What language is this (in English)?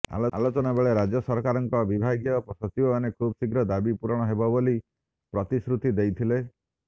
Odia